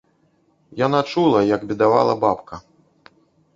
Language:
Belarusian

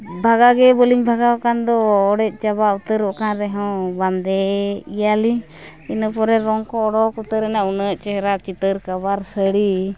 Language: Santali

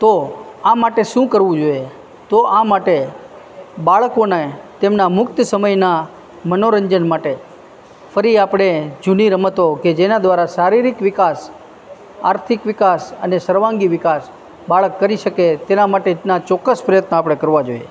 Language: Gujarati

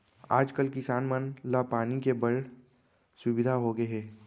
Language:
Chhattisgarhi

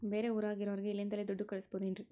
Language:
Kannada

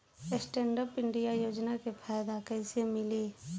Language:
Bhojpuri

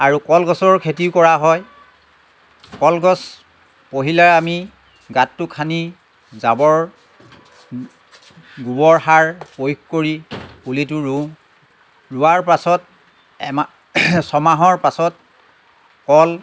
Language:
Assamese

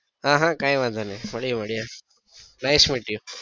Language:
Gujarati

